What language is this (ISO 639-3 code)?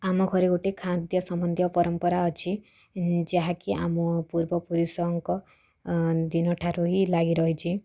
ori